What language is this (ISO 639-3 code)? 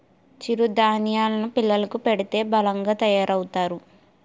tel